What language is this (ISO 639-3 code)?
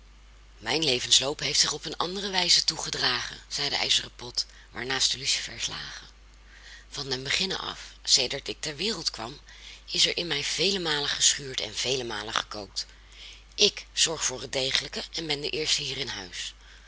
nld